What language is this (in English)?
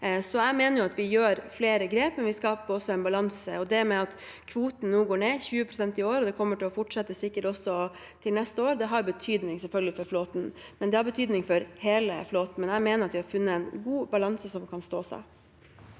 Norwegian